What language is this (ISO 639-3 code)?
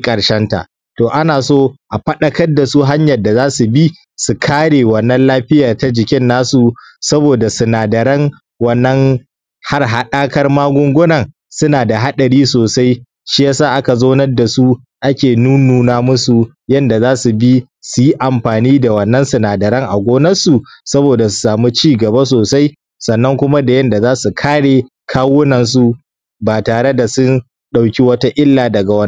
hau